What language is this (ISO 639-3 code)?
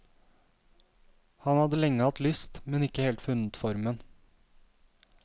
nor